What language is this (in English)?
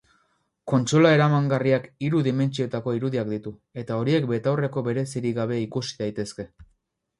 Basque